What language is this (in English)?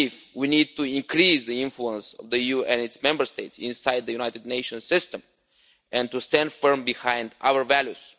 English